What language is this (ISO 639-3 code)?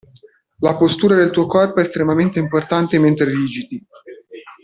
ita